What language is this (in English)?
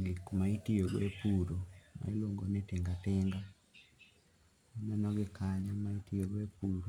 Luo (Kenya and Tanzania)